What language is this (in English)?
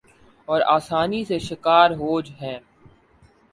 Urdu